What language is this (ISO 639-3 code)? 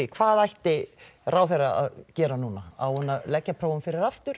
isl